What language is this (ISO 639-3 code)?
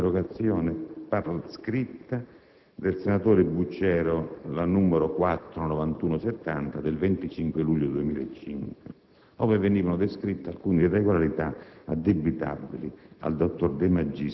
ita